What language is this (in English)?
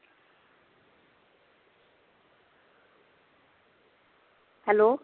Punjabi